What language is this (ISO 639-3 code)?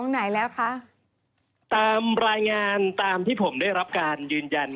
tha